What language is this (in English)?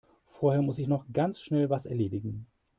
German